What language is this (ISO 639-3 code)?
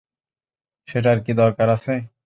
ben